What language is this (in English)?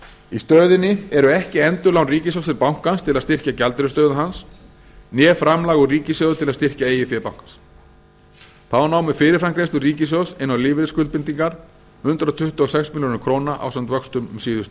Icelandic